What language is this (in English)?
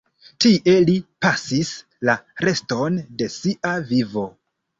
Esperanto